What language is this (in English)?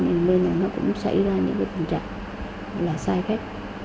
Vietnamese